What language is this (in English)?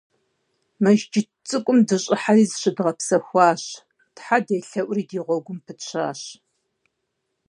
Kabardian